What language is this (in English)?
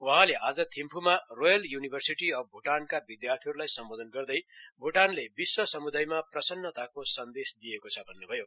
Nepali